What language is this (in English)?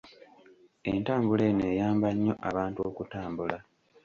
Ganda